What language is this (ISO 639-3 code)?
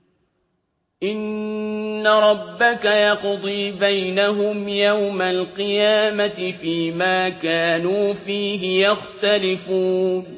ara